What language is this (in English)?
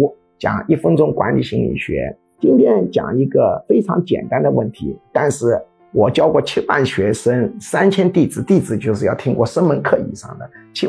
Chinese